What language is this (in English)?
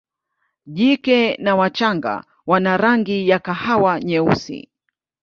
Swahili